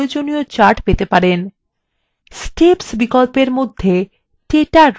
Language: Bangla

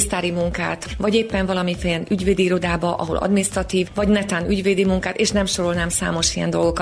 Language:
Hungarian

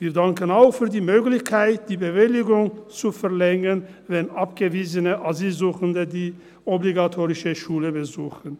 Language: Swiss German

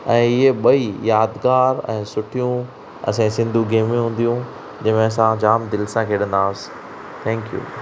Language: Sindhi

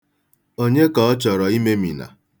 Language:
Igbo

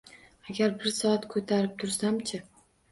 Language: Uzbek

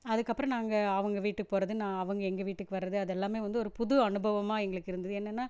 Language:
Tamil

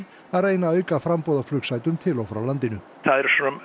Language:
Icelandic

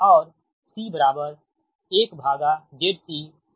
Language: Hindi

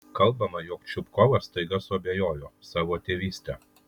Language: Lithuanian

